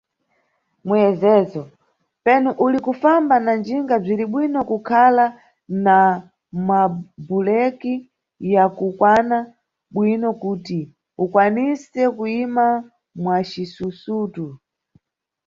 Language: Nyungwe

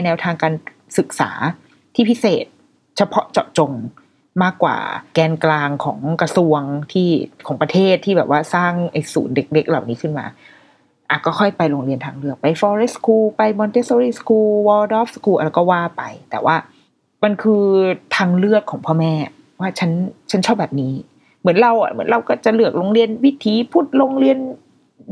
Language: Thai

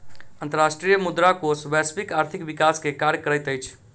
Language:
Maithili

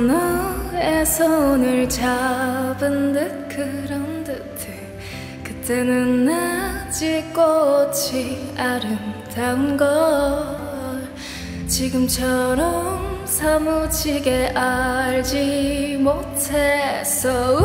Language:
Korean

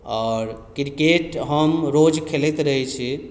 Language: Maithili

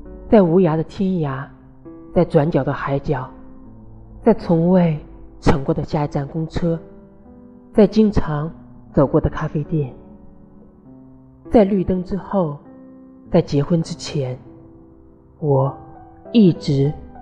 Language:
Chinese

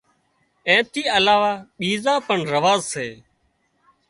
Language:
Wadiyara Koli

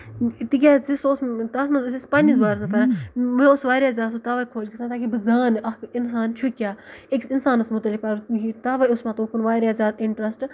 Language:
Kashmiri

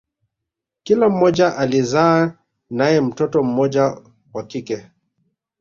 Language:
Swahili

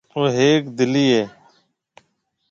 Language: Marwari (Pakistan)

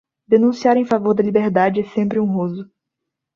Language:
Portuguese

